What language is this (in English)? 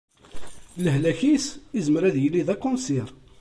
Kabyle